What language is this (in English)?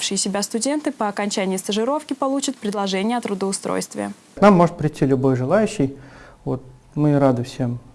Russian